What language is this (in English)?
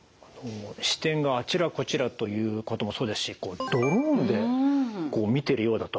Japanese